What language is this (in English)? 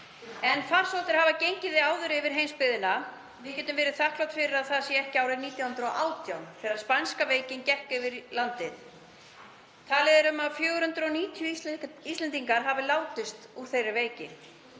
Icelandic